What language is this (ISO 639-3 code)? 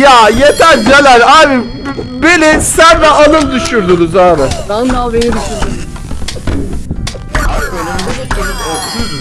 tur